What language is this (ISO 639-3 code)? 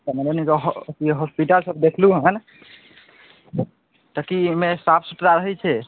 mai